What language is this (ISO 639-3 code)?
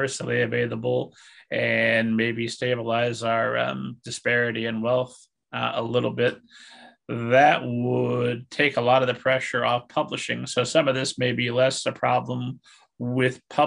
eng